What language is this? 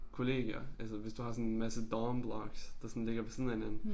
Danish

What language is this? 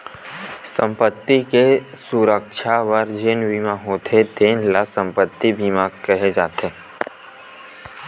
Chhattisgarhi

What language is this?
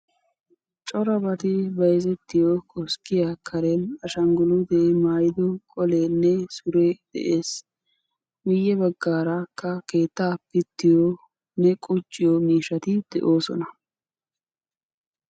Wolaytta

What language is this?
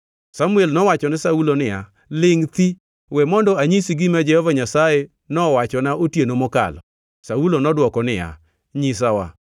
Luo (Kenya and Tanzania)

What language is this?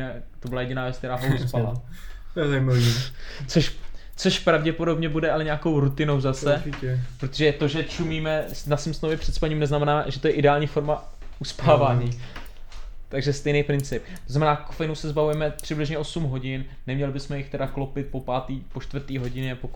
Czech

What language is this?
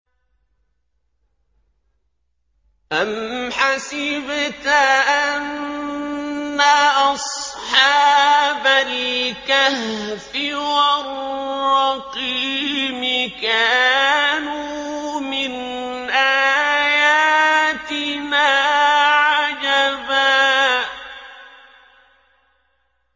Arabic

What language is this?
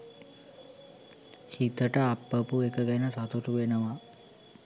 Sinhala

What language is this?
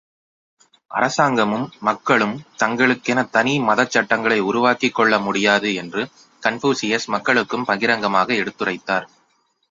Tamil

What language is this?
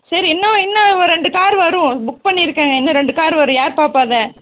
Tamil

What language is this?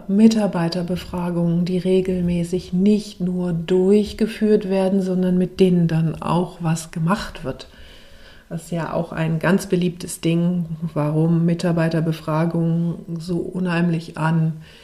German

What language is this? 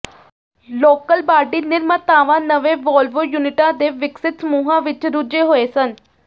Punjabi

